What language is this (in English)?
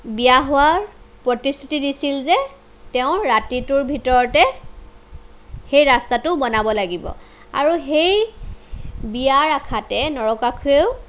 Assamese